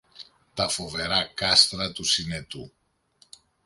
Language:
Greek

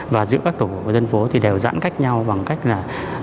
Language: Vietnamese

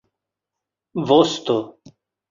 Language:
Esperanto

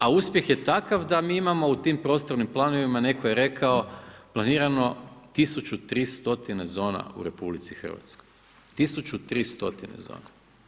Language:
Croatian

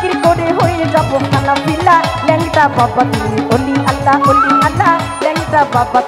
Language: Bangla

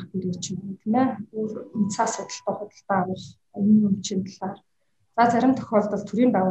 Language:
Russian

